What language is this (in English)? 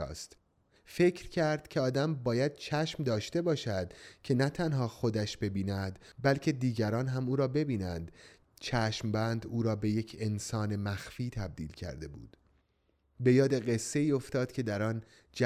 Persian